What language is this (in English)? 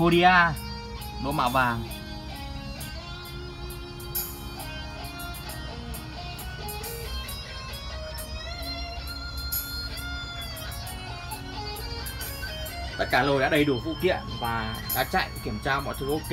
Vietnamese